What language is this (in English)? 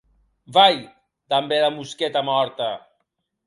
Occitan